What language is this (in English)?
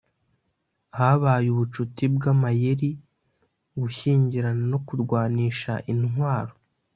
Kinyarwanda